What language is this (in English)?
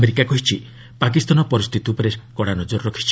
Odia